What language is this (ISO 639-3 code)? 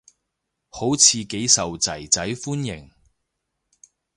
yue